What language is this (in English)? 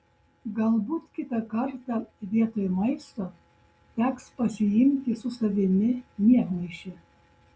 Lithuanian